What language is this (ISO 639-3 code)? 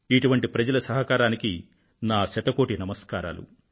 tel